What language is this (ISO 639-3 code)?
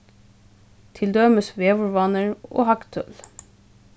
fao